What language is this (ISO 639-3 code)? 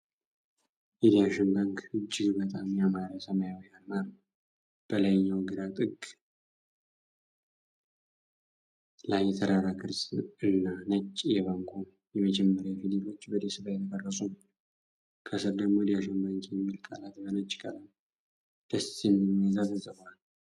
amh